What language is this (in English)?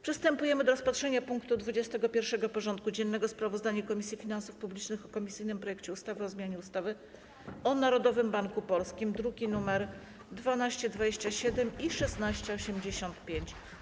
Polish